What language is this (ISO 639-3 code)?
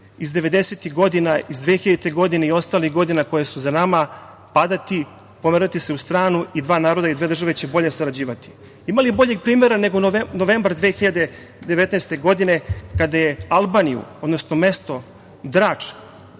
srp